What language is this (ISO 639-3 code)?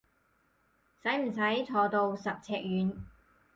yue